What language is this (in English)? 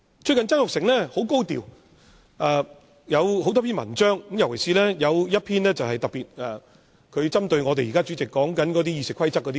Cantonese